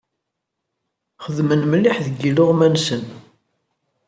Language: Kabyle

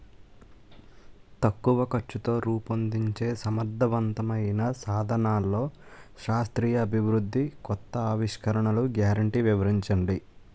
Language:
Telugu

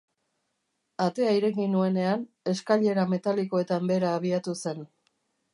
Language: Basque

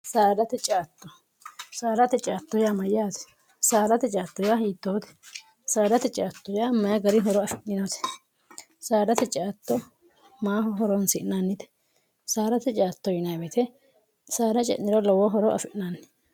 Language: Sidamo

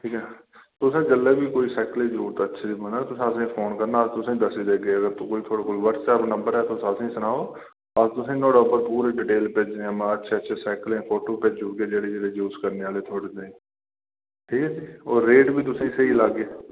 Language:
Dogri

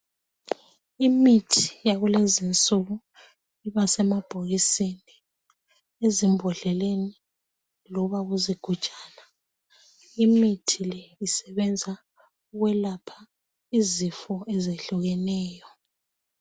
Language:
North Ndebele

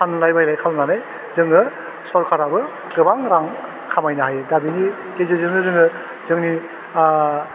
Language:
Bodo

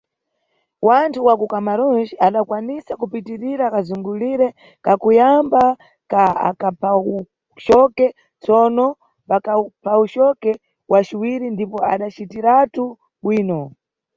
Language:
Nyungwe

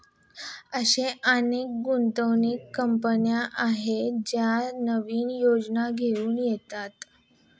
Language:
Marathi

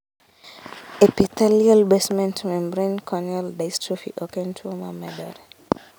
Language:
Luo (Kenya and Tanzania)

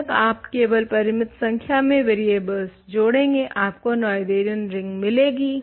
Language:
Hindi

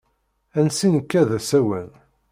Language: Kabyle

